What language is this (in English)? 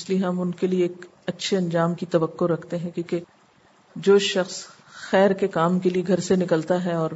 Urdu